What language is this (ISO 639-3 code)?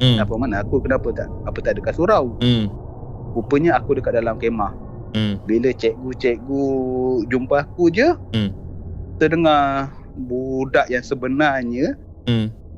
msa